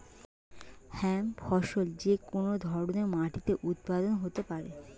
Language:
Bangla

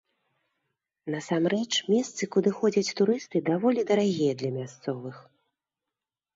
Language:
Belarusian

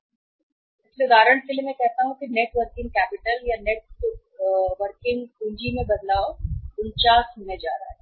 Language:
Hindi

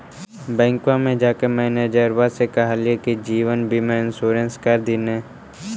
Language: Magahi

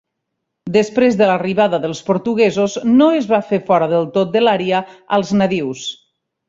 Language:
Catalan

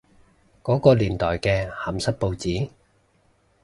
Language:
Cantonese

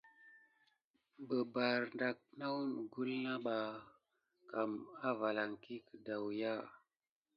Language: Gidar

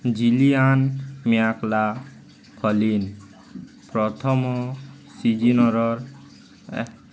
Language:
Odia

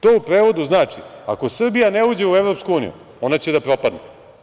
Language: Serbian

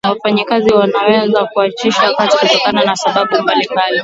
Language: Swahili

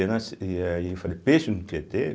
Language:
Portuguese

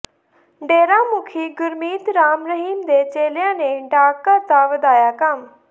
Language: Punjabi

